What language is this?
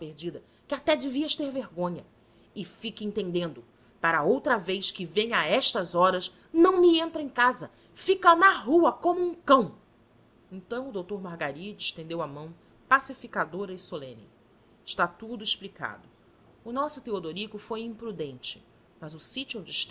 Portuguese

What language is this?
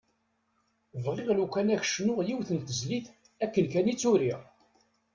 Kabyle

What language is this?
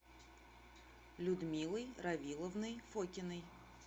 Russian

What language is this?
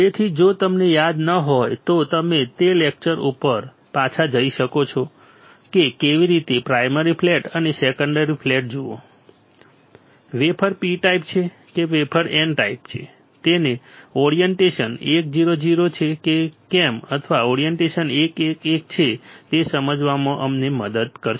Gujarati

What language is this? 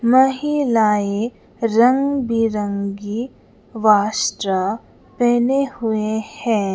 Hindi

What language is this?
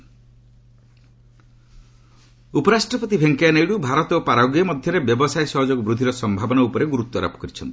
Odia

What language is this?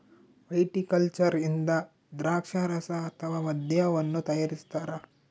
Kannada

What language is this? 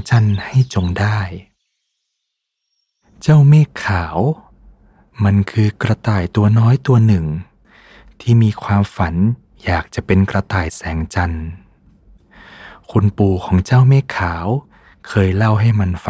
Thai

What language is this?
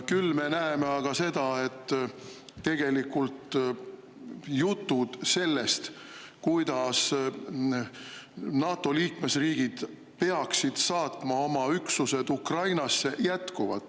Estonian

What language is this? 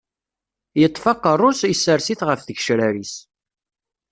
Kabyle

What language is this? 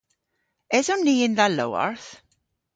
Cornish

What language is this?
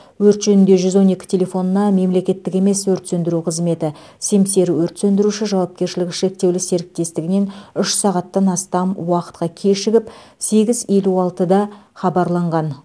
Kazakh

